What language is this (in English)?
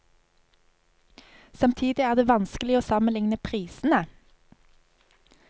Norwegian